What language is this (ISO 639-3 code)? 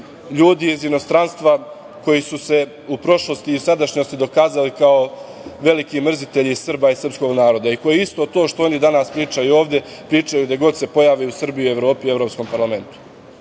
srp